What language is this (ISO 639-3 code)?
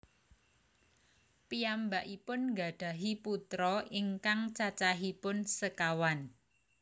jav